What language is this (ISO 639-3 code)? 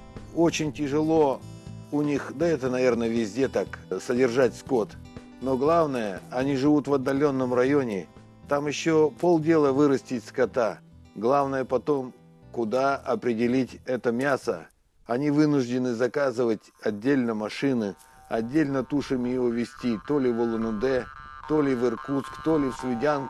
rus